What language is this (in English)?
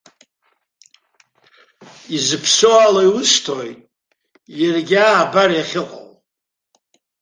Abkhazian